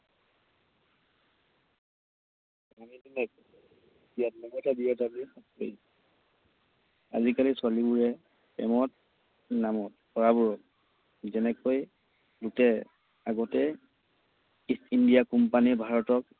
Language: Assamese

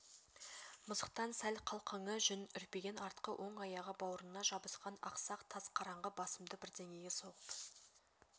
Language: Kazakh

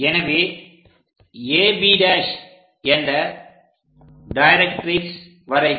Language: Tamil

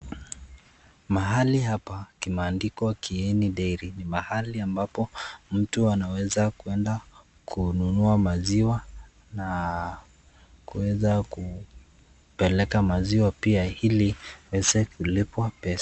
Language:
Swahili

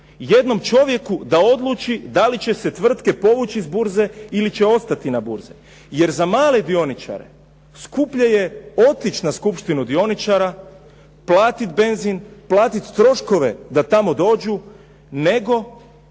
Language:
Croatian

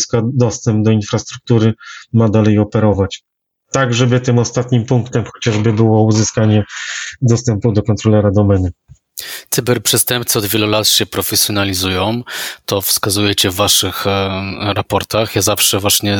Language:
Polish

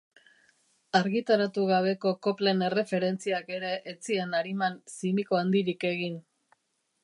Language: Basque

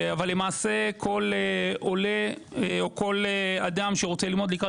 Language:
Hebrew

